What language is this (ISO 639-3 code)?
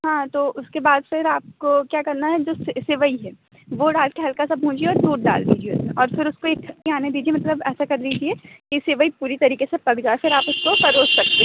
hin